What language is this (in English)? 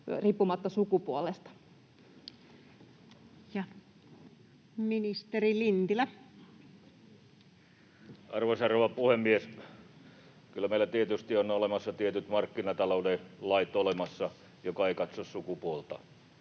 Finnish